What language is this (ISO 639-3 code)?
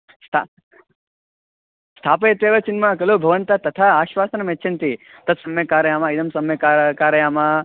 san